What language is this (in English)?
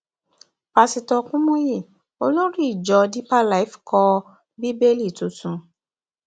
Yoruba